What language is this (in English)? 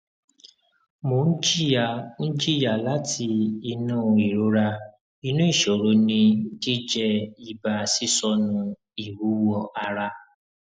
Yoruba